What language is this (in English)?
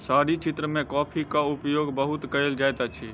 Maithili